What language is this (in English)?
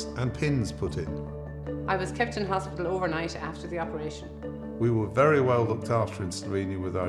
English